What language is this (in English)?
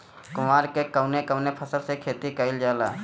Bhojpuri